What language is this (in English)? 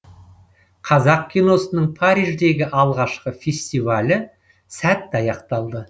Kazakh